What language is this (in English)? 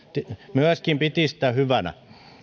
Finnish